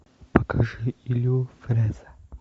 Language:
Russian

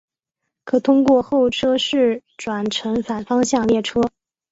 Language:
Chinese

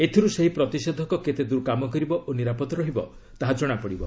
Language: Odia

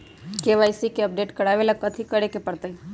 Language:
Magahi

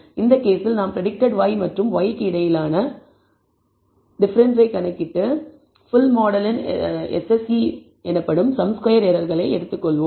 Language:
Tamil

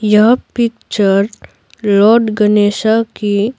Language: Hindi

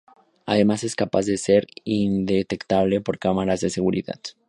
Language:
Spanish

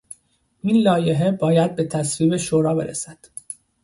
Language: Persian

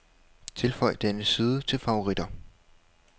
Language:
Danish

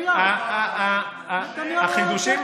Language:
Hebrew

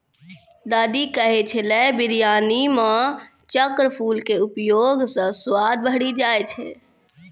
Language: Maithili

